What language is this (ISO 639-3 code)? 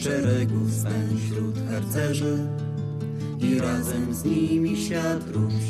pol